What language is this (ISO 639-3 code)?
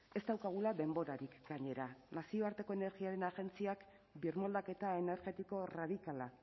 eus